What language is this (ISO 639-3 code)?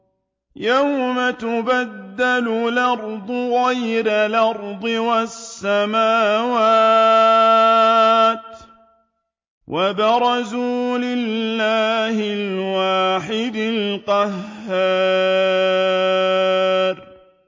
ara